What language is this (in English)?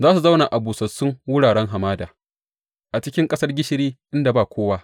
Hausa